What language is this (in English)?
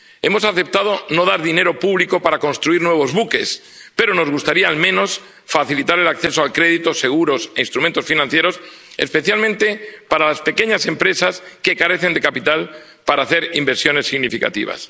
Spanish